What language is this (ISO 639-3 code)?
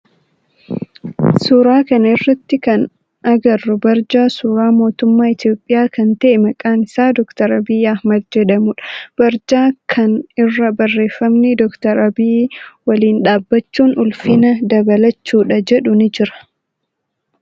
orm